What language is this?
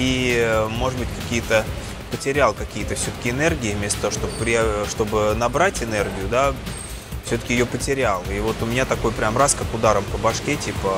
Russian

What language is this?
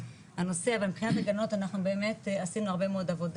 Hebrew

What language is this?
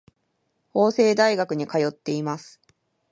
Japanese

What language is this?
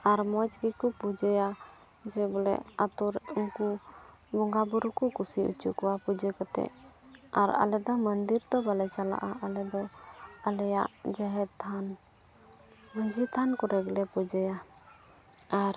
Santali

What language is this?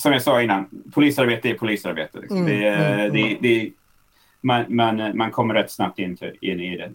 Swedish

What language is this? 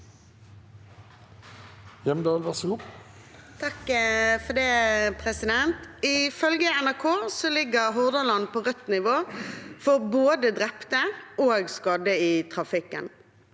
Norwegian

